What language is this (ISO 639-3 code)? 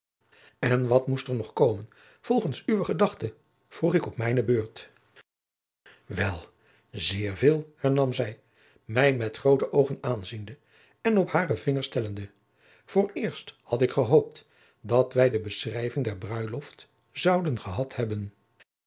nld